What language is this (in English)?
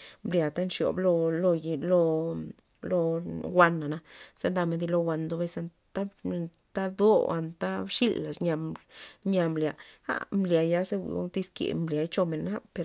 Loxicha Zapotec